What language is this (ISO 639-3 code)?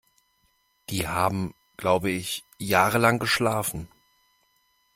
deu